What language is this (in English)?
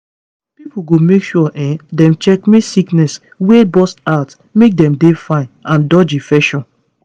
Nigerian Pidgin